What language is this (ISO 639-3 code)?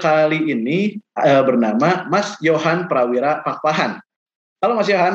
ind